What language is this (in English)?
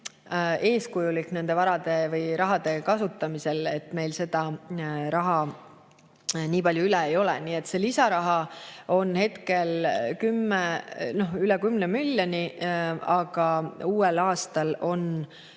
Estonian